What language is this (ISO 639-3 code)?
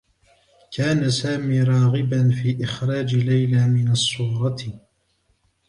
ara